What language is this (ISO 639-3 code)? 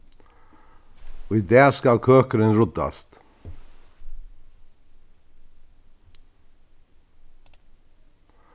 fao